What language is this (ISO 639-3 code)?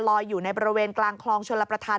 tha